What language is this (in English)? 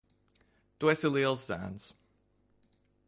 Latvian